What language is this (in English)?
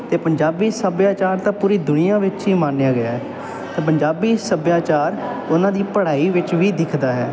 Punjabi